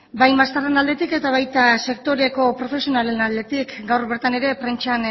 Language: Basque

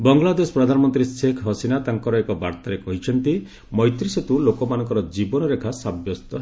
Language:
Odia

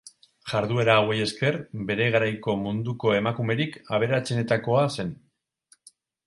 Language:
Basque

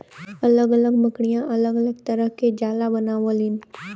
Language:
Bhojpuri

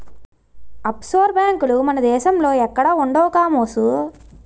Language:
Telugu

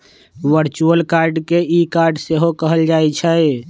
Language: Magahi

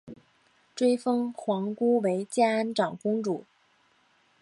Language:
Chinese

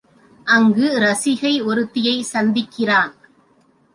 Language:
Tamil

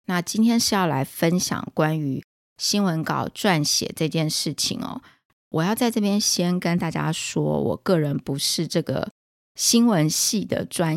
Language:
Chinese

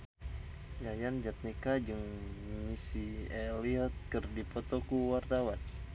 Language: Sundanese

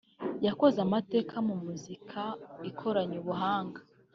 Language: Kinyarwanda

